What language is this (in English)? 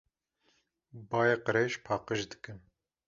Kurdish